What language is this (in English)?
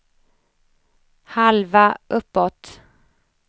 Swedish